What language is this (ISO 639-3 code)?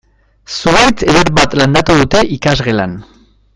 eus